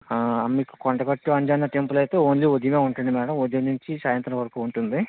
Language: Telugu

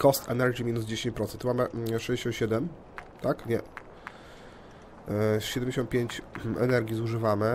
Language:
Polish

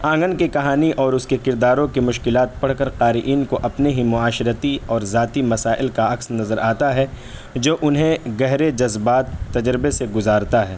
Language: Urdu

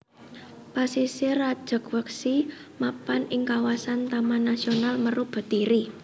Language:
Javanese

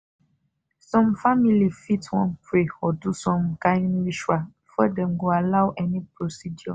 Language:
Nigerian Pidgin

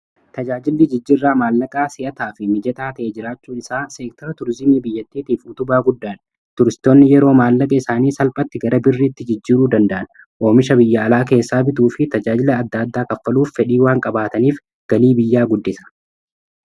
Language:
Oromo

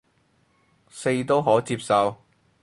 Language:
Cantonese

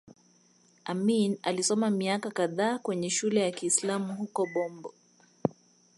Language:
Swahili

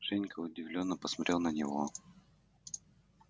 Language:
Russian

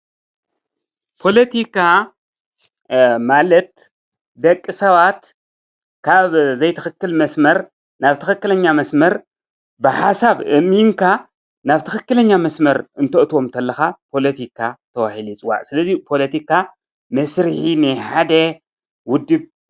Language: Tigrinya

